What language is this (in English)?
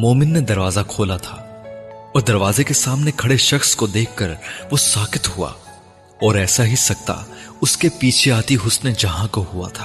Urdu